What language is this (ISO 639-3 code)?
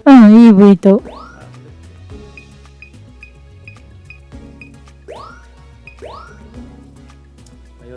jpn